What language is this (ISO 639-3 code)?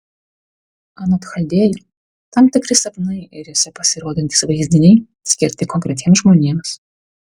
lit